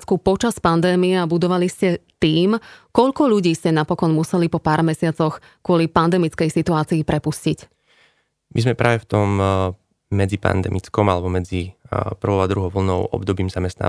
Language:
Slovak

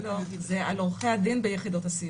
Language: Hebrew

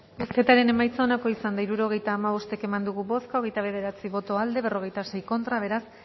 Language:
Basque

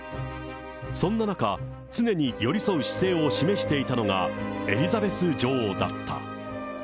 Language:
Japanese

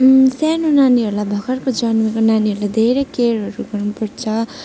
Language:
Nepali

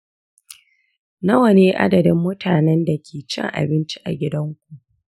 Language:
Hausa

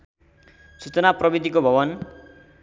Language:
Nepali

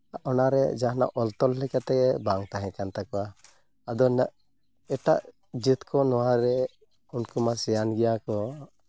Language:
Santali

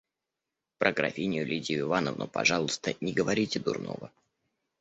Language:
Russian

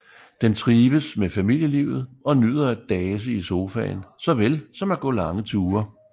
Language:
Danish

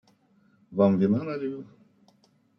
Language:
Russian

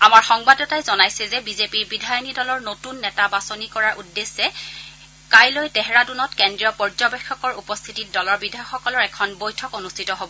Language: Assamese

